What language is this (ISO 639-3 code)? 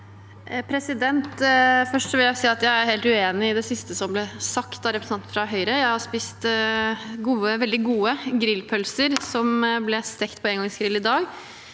nor